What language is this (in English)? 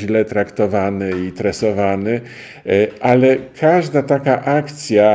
Polish